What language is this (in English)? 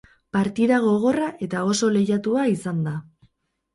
Basque